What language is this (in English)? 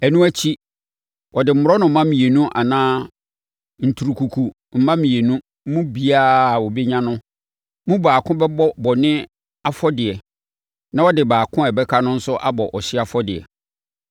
Akan